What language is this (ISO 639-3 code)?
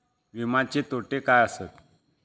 mar